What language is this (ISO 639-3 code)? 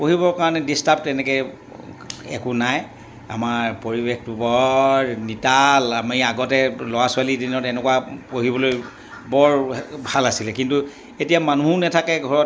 asm